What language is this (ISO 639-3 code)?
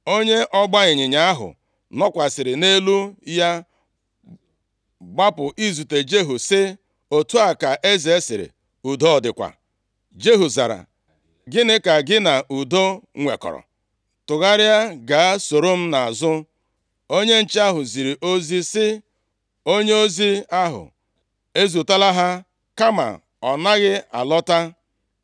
ibo